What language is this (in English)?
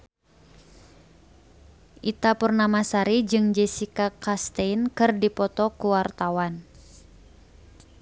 Sundanese